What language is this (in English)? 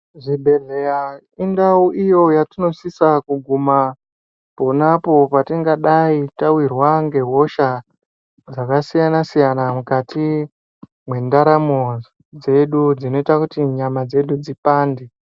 Ndau